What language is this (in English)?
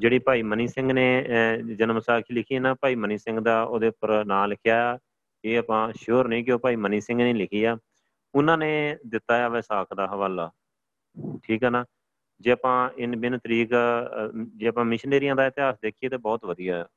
Punjabi